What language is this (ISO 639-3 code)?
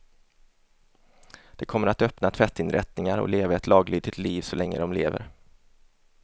swe